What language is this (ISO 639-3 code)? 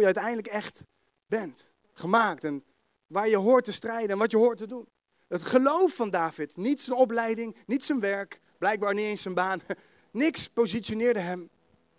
nld